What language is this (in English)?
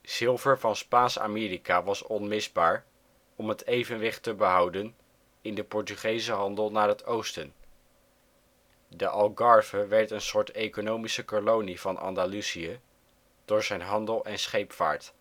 Dutch